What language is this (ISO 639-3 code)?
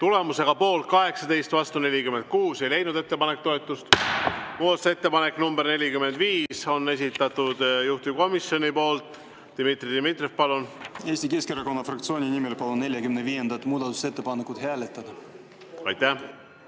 est